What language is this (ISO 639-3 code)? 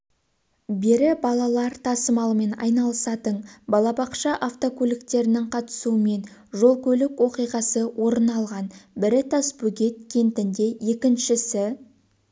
kaz